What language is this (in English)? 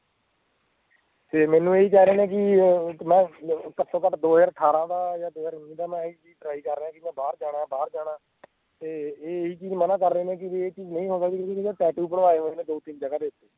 Punjabi